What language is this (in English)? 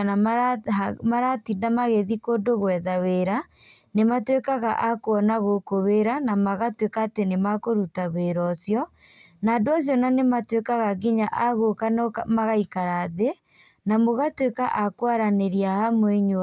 Kikuyu